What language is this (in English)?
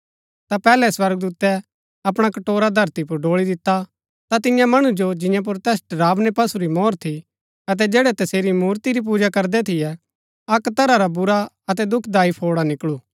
Gaddi